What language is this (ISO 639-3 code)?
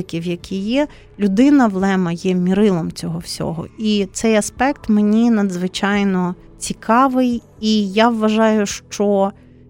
ukr